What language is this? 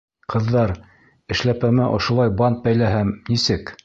Bashkir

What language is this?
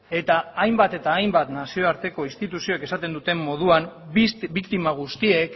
Basque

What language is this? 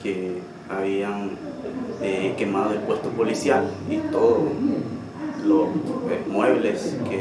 Spanish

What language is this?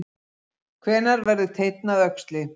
Icelandic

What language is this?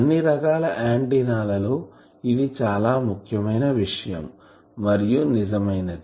Telugu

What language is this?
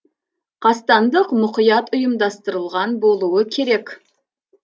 Kazakh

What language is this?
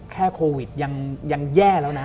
Thai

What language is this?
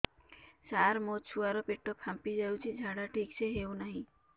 Odia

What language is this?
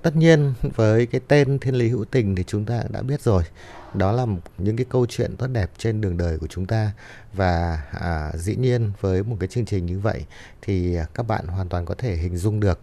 Vietnamese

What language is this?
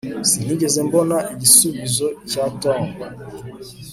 Kinyarwanda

